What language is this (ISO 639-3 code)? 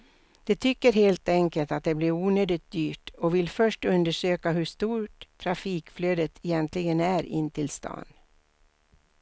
swe